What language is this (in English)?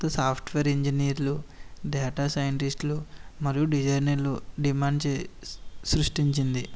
Telugu